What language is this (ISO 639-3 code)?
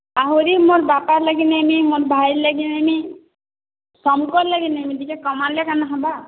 ori